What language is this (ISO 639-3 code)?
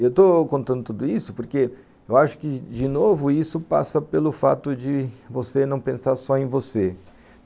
por